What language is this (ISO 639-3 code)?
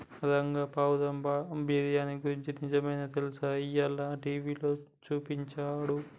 tel